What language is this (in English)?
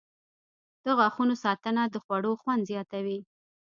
Pashto